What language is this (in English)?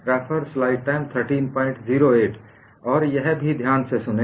Hindi